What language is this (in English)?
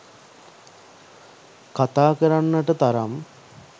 Sinhala